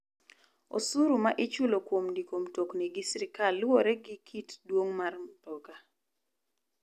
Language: Luo (Kenya and Tanzania)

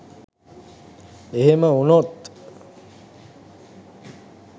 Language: Sinhala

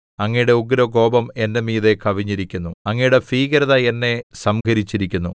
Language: Malayalam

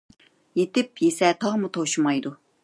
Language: Uyghur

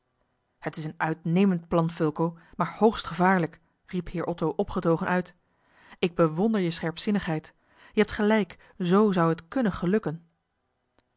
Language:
Dutch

